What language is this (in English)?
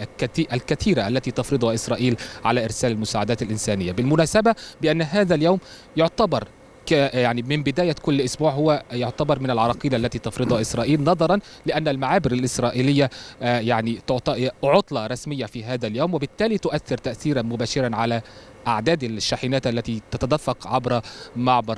Arabic